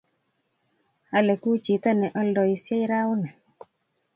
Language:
Kalenjin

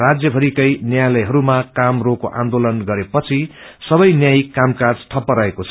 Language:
Nepali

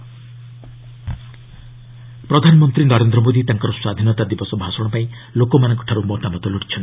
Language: Odia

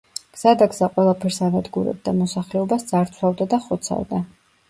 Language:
Georgian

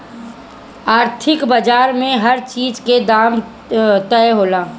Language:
Bhojpuri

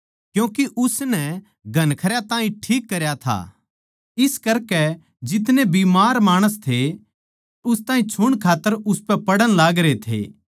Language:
Haryanvi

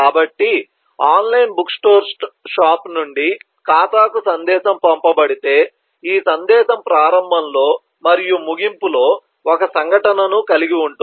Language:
Telugu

